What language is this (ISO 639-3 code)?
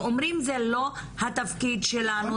heb